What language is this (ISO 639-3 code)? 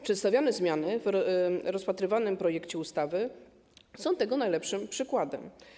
pol